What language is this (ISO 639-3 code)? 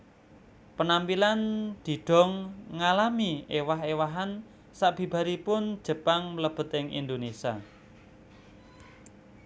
jav